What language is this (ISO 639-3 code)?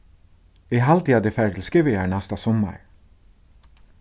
fao